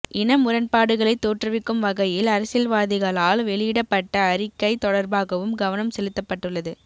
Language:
Tamil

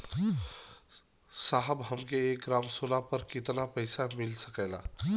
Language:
Bhojpuri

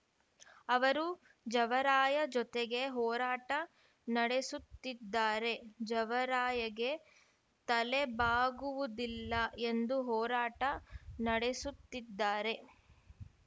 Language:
Kannada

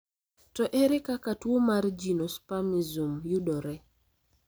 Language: Luo (Kenya and Tanzania)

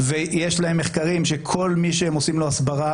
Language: Hebrew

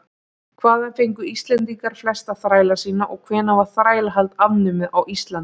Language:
Icelandic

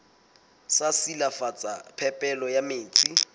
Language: Southern Sotho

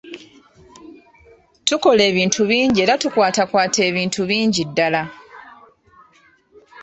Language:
Ganda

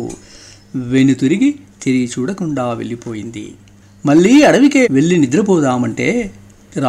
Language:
Telugu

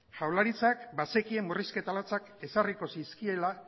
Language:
Basque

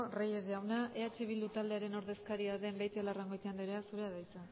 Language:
Basque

